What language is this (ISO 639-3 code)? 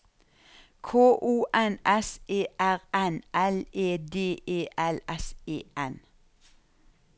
nor